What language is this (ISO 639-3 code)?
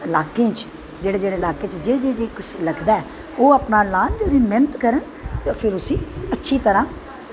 doi